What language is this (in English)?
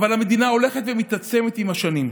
Hebrew